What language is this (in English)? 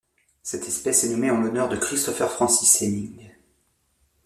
French